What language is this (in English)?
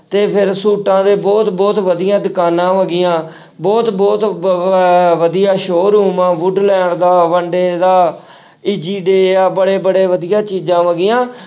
Punjabi